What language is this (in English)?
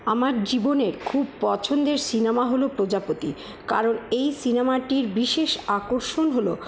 Bangla